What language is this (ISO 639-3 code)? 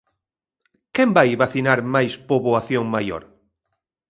glg